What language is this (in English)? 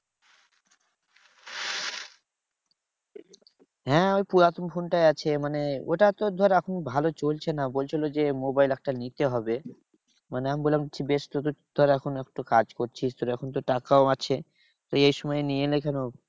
Bangla